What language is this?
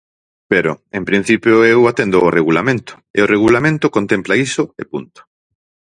Galician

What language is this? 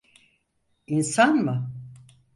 Turkish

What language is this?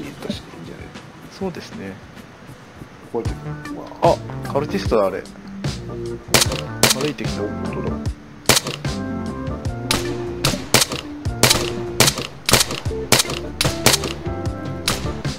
Japanese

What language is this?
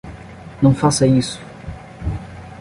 Portuguese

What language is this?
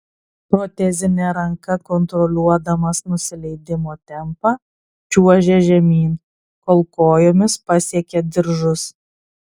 Lithuanian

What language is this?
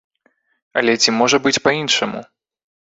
Belarusian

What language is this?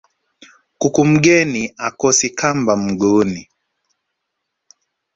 Swahili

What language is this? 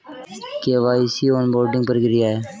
Hindi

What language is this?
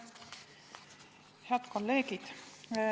Estonian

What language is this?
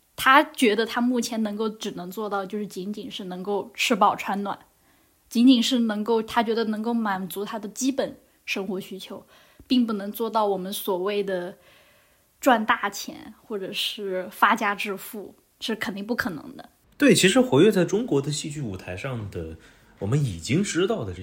Chinese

